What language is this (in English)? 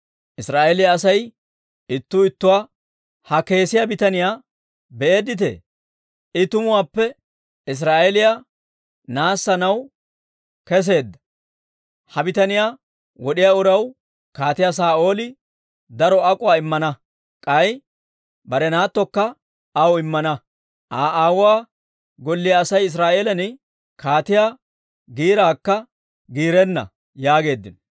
Dawro